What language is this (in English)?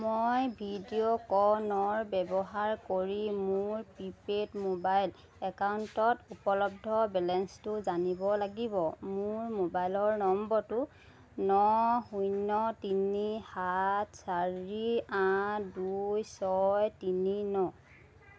Assamese